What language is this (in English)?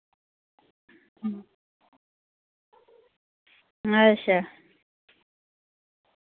Dogri